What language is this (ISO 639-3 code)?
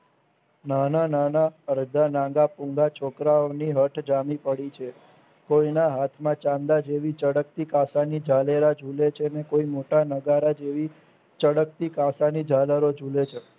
guj